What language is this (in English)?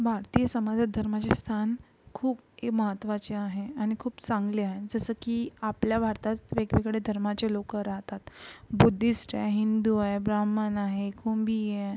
Marathi